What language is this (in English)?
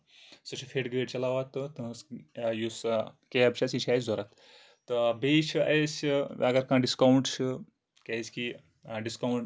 Kashmiri